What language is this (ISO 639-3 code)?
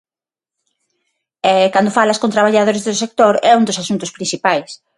glg